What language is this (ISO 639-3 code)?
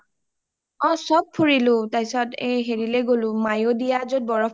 asm